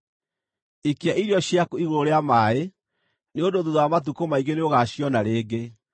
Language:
Kikuyu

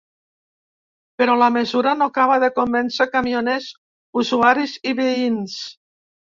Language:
Catalan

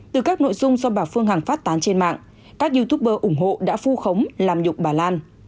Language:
Vietnamese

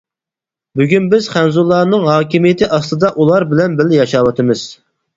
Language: Uyghur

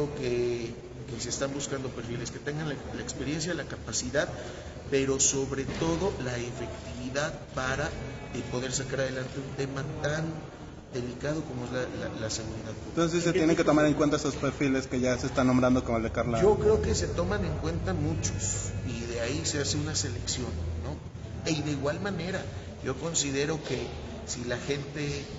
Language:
Spanish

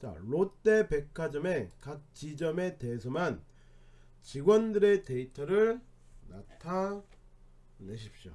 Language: Korean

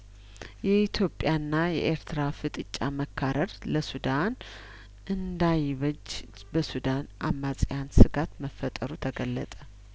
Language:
Amharic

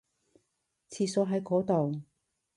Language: Cantonese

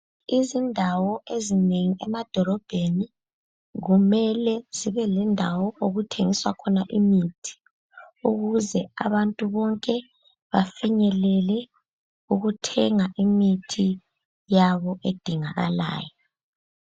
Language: North Ndebele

